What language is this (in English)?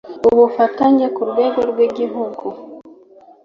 Kinyarwanda